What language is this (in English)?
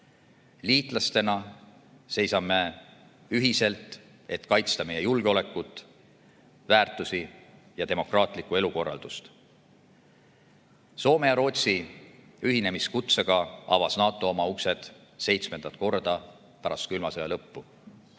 Estonian